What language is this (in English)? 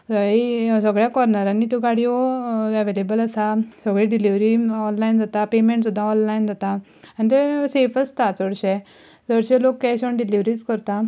Konkani